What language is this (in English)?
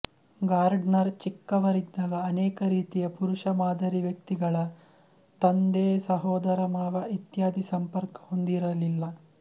Kannada